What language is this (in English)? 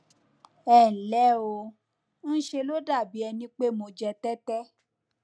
Yoruba